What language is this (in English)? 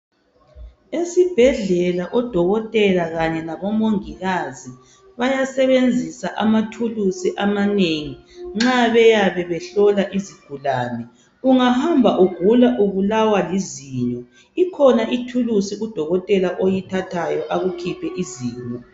North Ndebele